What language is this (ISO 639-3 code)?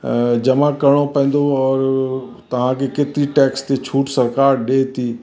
snd